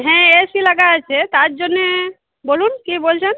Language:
Bangla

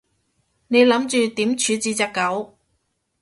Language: Cantonese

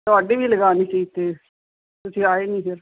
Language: Punjabi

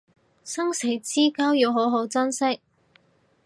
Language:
Cantonese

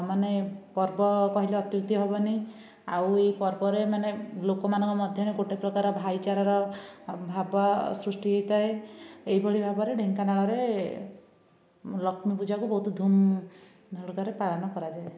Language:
Odia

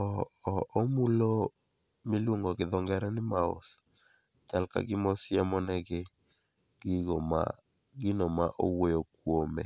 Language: Luo (Kenya and Tanzania)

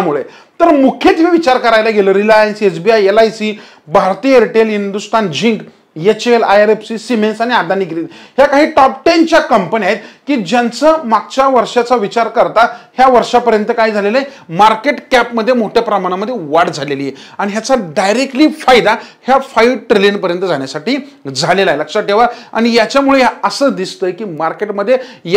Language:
Marathi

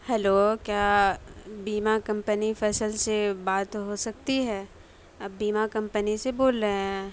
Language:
Urdu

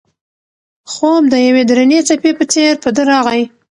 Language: Pashto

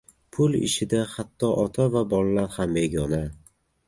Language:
Uzbek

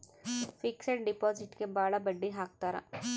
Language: Kannada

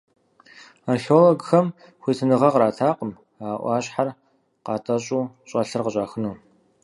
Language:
Kabardian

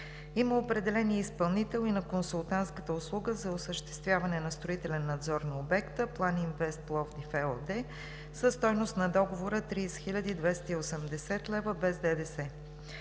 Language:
Bulgarian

